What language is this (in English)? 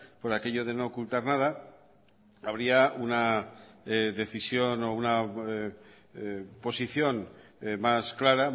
Spanish